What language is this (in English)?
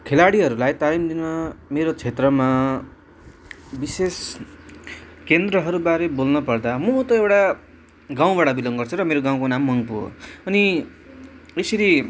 Nepali